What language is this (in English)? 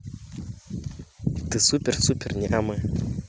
Russian